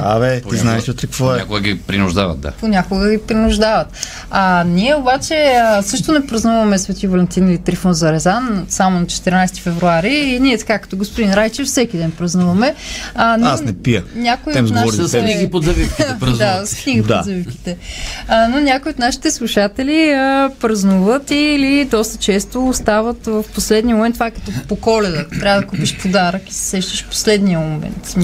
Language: Bulgarian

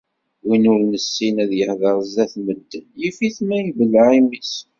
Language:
Kabyle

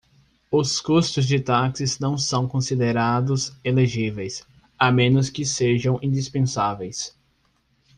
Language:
Portuguese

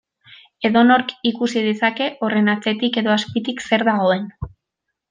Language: Basque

